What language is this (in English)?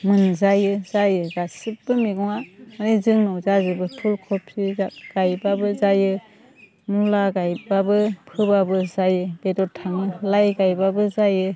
Bodo